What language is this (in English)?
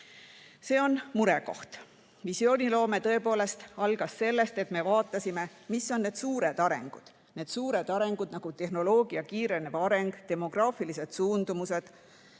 Estonian